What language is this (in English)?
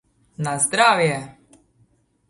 Slovenian